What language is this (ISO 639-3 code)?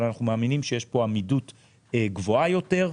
heb